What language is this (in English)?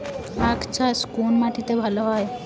Bangla